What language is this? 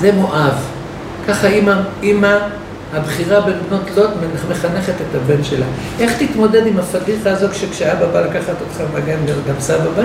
Hebrew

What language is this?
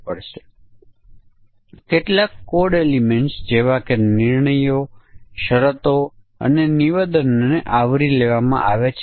Gujarati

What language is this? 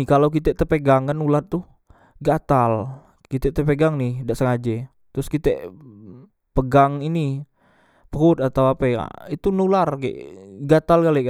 Musi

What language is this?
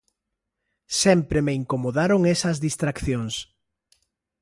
Galician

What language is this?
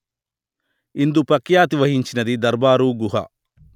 Telugu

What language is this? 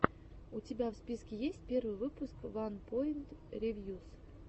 Russian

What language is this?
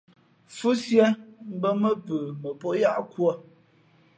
Fe'fe'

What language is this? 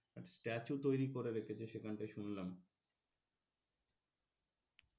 Bangla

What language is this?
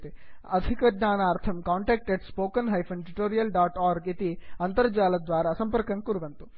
Sanskrit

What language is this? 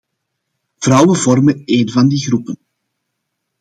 Dutch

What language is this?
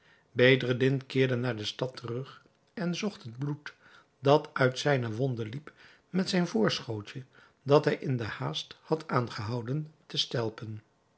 Dutch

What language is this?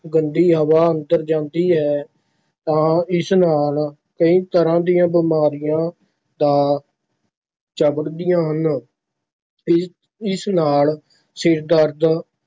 Punjabi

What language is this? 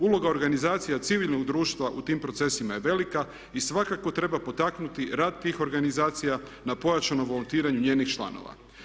Croatian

